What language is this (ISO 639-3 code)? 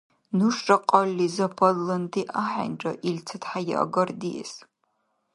dar